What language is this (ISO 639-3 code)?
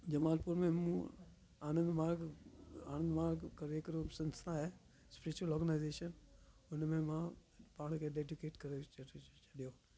snd